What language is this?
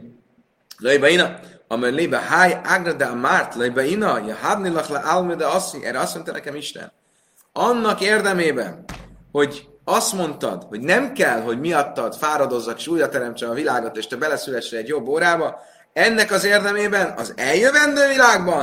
Hungarian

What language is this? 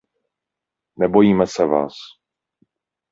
Czech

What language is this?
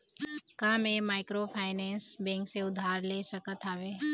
Chhattisgarhi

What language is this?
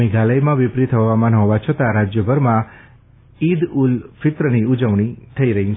Gujarati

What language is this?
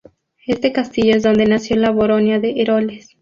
Spanish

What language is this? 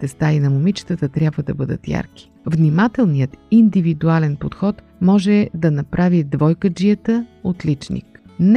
Bulgarian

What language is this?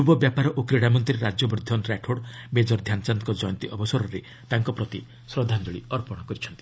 Odia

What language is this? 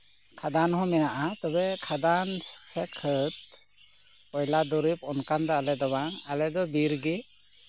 Santali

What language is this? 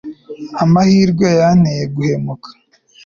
Kinyarwanda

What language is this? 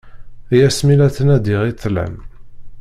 Kabyle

